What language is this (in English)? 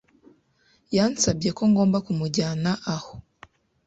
Kinyarwanda